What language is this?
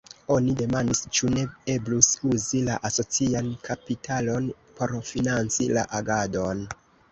Esperanto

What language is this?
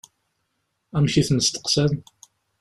Kabyle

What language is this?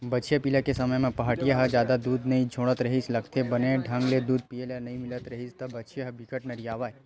Chhattisgarhi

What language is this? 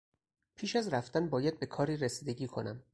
Persian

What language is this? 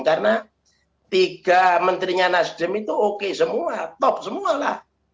Indonesian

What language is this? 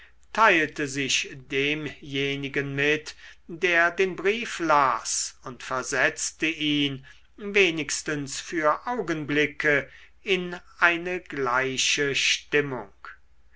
German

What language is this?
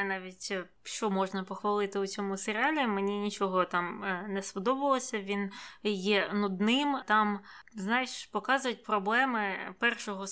Ukrainian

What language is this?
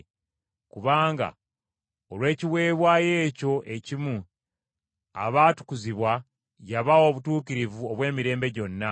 Ganda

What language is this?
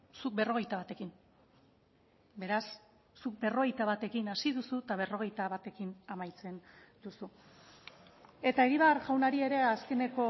Basque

